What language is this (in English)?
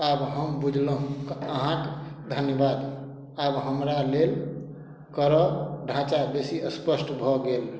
Maithili